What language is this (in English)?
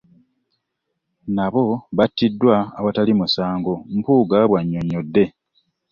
Ganda